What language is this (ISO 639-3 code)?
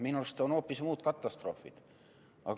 est